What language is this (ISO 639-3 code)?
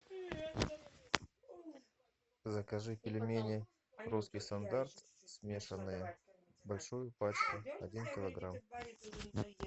rus